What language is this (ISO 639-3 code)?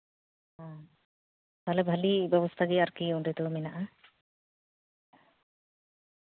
sat